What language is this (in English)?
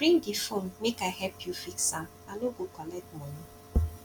Nigerian Pidgin